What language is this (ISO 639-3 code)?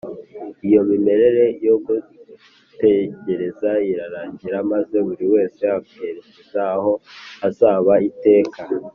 kin